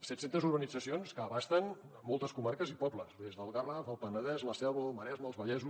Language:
Catalan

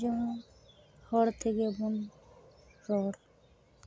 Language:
Santali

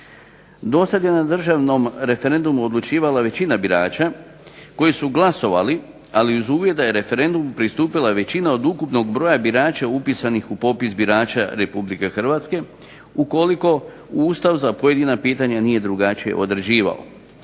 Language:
Croatian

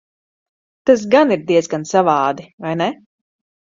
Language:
Latvian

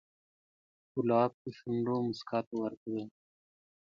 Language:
Pashto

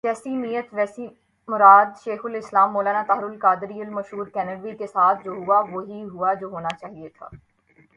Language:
Urdu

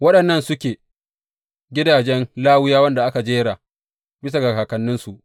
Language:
Hausa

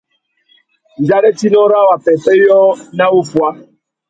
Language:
Tuki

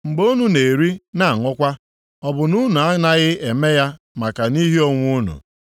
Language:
Igbo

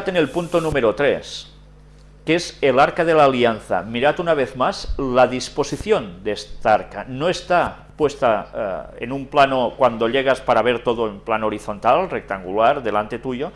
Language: Spanish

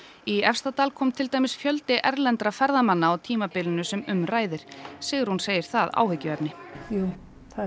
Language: Icelandic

